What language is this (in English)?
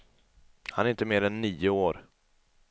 Swedish